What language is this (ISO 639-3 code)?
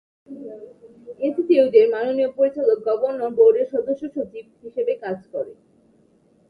ben